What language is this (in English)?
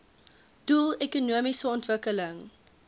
Afrikaans